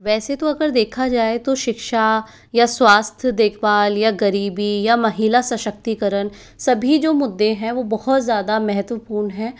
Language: Hindi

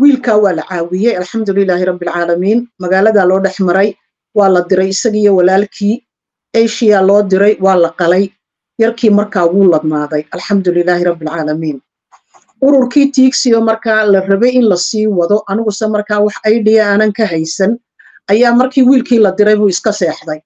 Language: Arabic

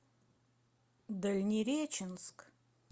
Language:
Russian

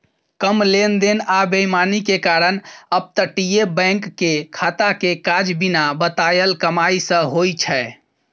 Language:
Maithili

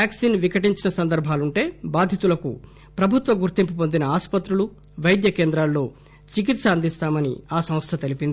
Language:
Telugu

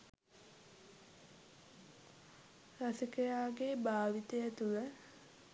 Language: Sinhala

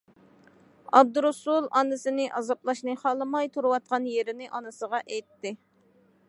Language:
Uyghur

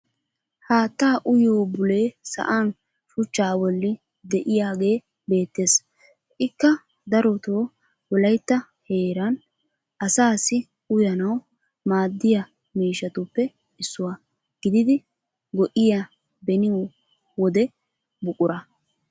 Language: Wolaytta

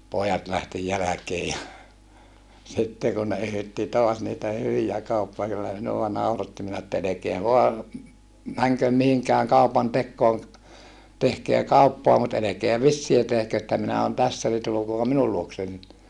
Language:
Finnish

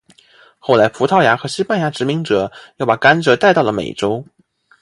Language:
Chinese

